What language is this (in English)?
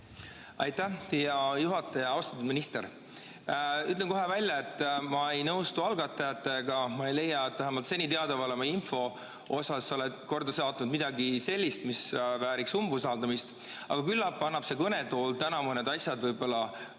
Estonian